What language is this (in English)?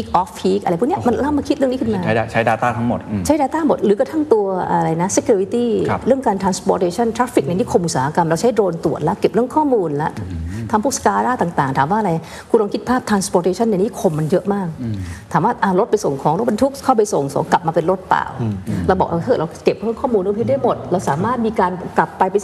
Thai